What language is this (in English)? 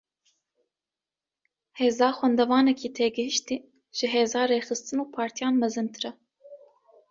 Kurdish